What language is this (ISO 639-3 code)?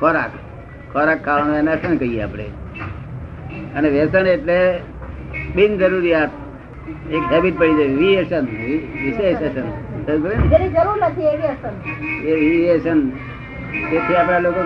guj